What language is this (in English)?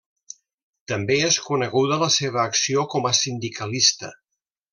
Catalan